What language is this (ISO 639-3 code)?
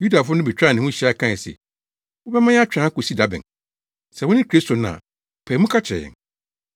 aka